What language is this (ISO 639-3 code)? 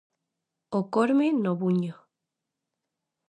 glg